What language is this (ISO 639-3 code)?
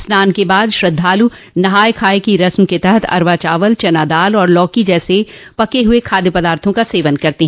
hin